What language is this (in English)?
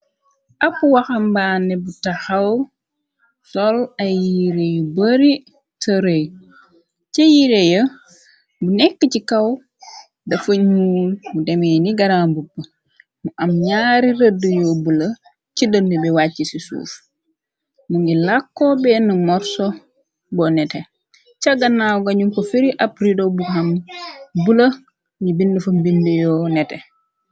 Wolof